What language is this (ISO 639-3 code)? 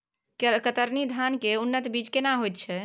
mai